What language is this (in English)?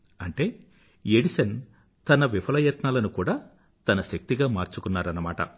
Telugu